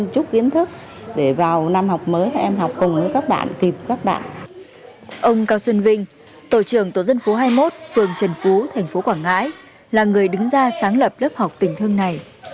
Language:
Vietnamese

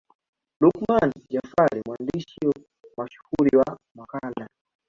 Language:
Swahili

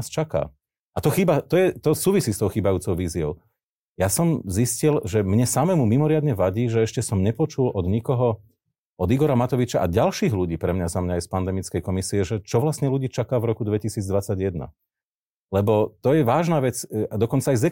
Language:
Slovak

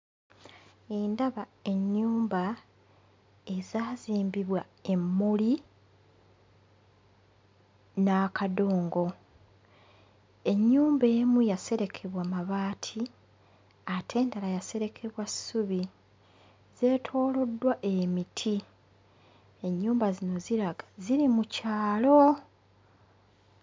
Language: Ganda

